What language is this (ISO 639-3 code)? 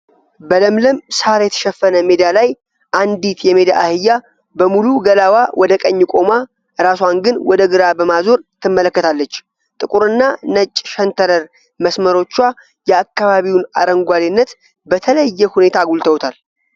amh